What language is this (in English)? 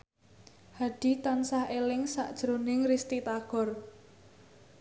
Javanese